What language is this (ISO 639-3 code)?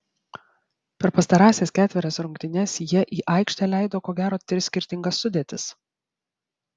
lit